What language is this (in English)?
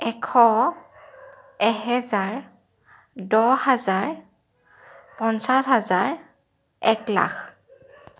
Assamese